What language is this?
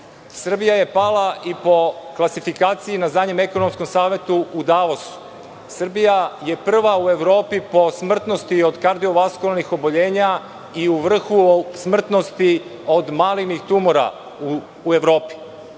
Serbian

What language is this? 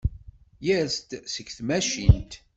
Kabyle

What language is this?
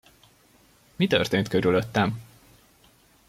Hungarian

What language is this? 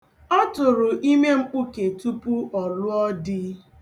Igbo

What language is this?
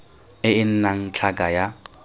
Tswana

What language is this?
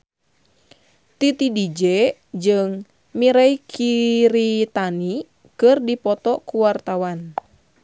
Sundanese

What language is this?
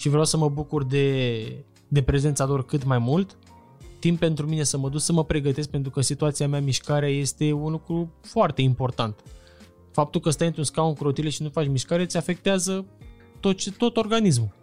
Romanian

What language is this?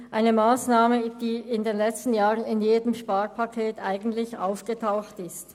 Swiss German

